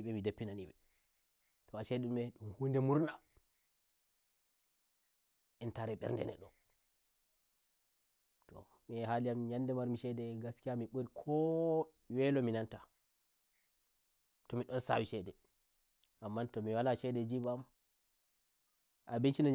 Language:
Nigerian Fulfulde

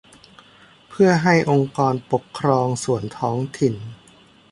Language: Thai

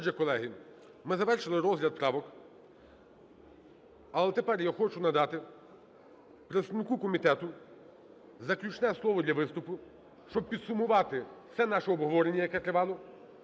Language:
Ukrainian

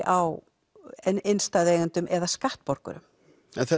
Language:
Icelandic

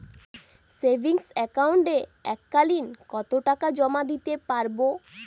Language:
Bangla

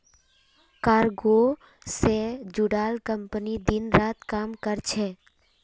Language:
Magahi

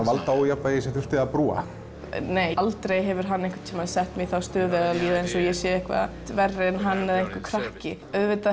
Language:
Icelandic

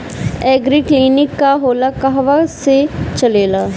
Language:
Bhojpuri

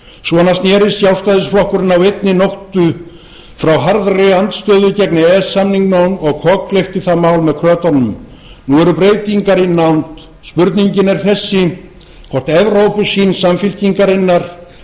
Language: Icelandic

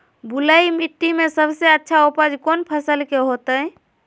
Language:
Magahi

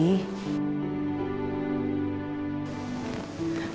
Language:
Indonesian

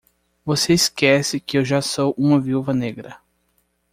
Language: Portuguese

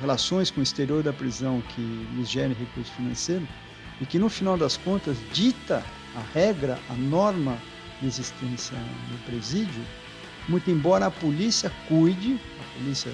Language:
Portuguese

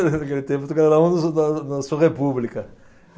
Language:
Portuguese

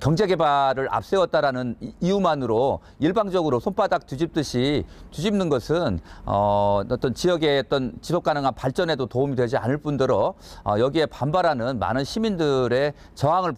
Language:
Korean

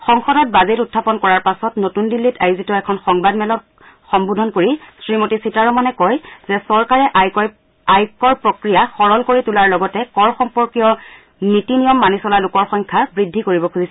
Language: Assamese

